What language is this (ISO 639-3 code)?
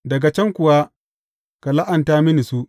hau